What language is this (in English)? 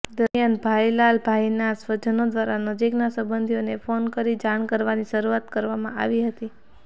Gujarati